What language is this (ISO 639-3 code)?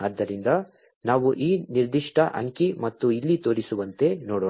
kan